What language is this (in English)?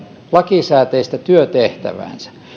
Finnish